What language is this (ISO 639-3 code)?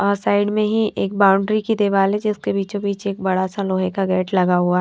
hin